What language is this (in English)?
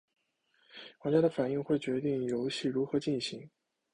Chinese